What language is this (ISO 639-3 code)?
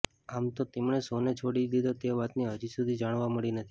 guj